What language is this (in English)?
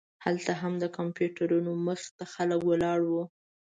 Pashto